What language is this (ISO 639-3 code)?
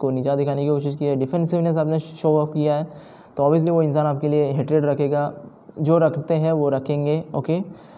hin